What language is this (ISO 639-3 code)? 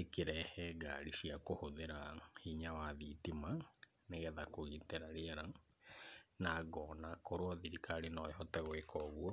kik